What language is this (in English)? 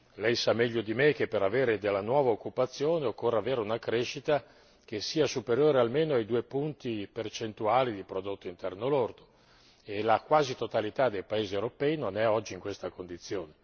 Italian